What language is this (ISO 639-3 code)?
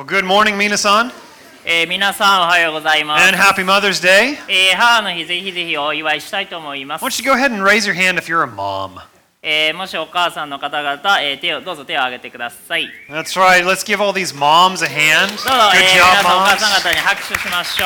jpn